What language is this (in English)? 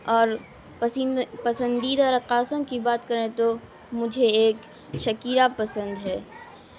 Urdu